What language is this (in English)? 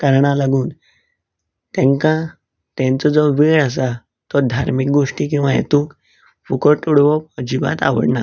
Konkani